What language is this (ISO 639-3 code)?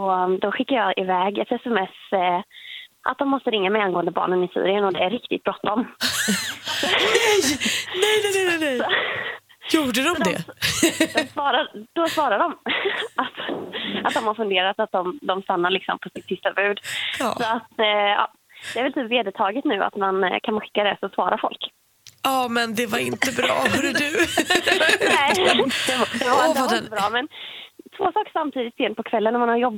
swe